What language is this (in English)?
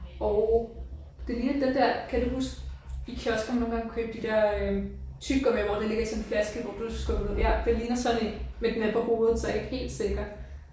Danish